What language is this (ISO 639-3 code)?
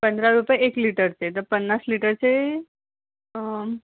mar